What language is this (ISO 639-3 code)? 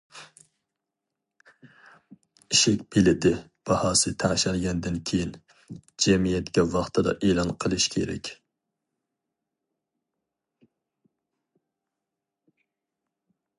uig